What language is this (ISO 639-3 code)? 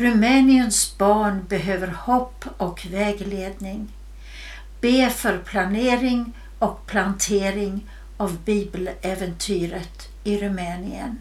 swe